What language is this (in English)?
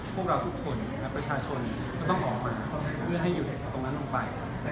Thai